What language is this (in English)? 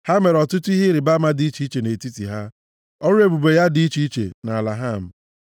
Igbo